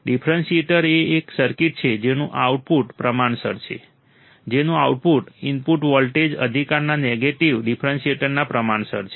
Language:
Gujarati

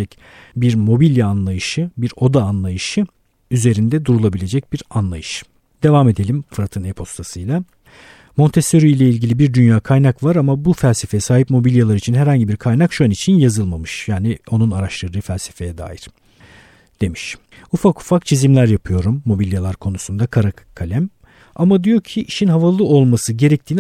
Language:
Turkish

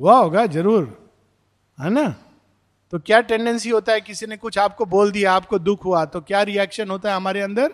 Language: Hindi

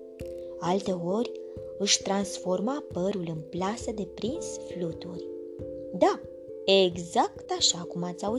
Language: Romanian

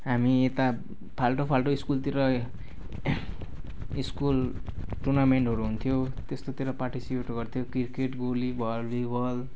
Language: Nepali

